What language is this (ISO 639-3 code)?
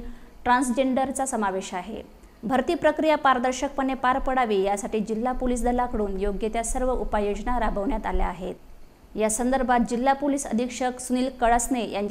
mar